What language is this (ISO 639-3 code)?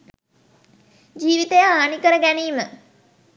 sin